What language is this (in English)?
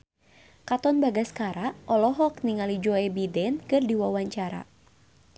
Sundanese